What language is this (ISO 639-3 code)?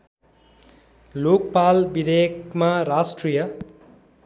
nep